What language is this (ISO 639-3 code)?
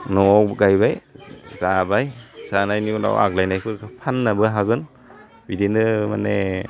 brx